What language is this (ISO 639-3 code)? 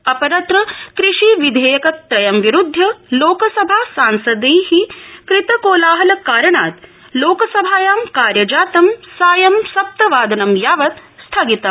san